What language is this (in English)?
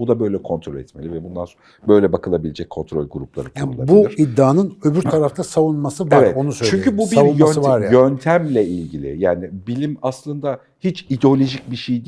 Turkish